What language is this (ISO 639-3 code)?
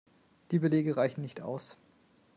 deu